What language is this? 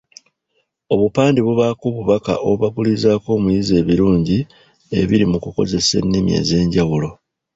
Ganda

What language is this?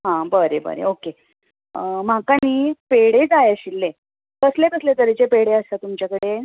Konkani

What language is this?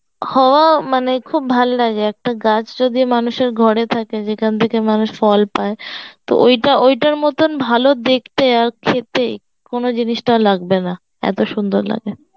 Bangla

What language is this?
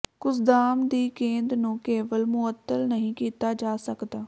Punjabi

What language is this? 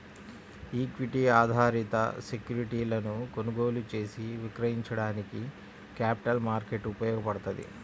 Telugu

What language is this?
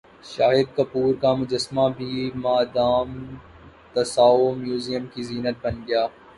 Urdu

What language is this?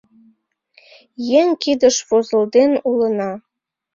Mari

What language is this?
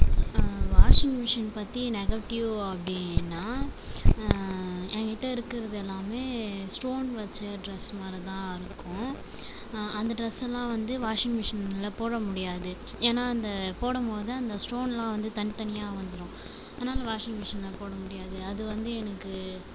Tamil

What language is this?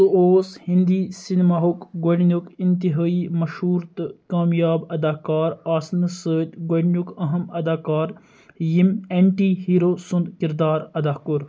Kashmiri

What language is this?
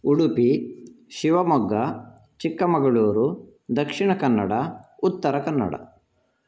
Sanskrit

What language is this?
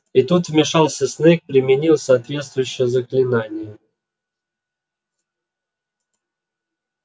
Russian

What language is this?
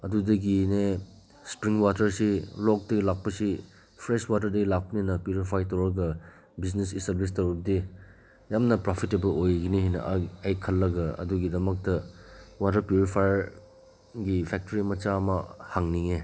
Manipuri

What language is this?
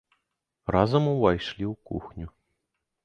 Belarusian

